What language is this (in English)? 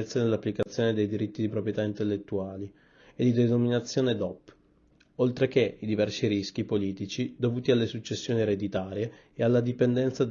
Italian